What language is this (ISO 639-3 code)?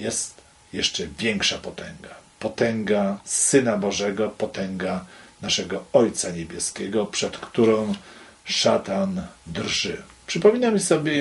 pol